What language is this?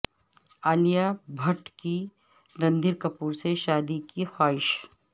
Urdu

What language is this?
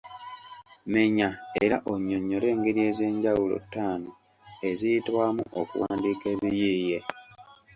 Ganda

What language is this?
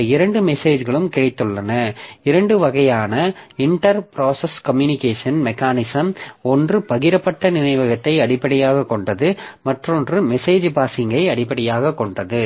Tamil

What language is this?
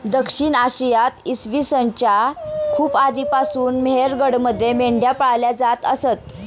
Marathi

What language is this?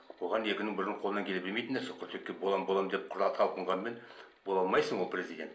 Kazakh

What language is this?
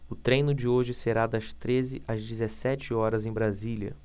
Portuguese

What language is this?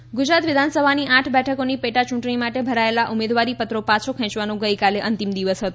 Gujarati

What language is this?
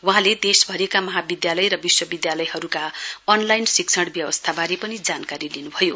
Nepali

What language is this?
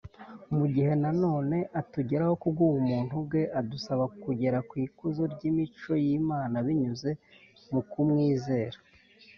Kinyarwanda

